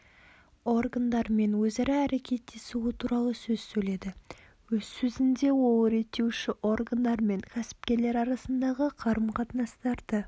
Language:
Kazakh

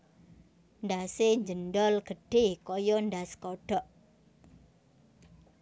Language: Javanese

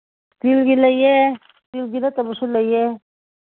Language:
Manipuri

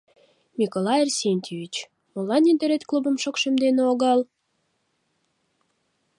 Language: Mari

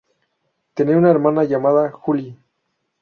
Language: Spanish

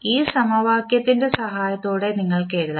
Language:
Malayalam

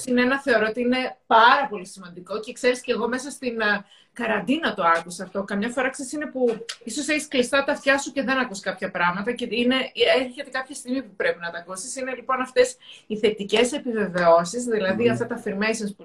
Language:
Greek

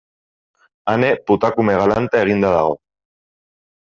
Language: Basque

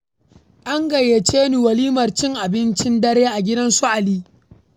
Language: Hausa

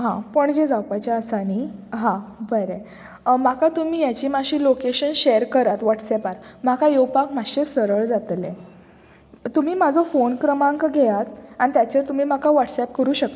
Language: Konkani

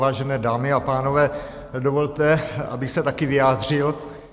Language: Czech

